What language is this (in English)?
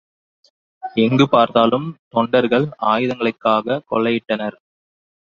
Tamil